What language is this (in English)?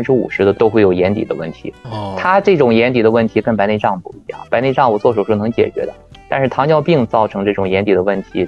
Chinese